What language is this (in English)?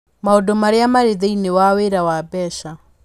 Kikuyu